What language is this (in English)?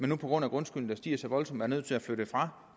Danish